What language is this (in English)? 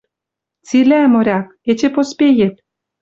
Western Mari